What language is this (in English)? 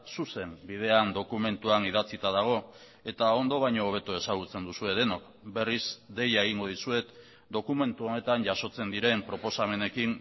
Basque